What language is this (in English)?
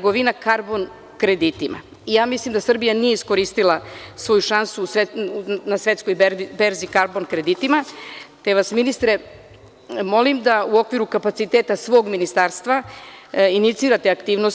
Serbian